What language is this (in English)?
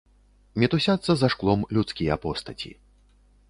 Belarusian